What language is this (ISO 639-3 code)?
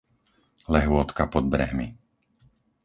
slk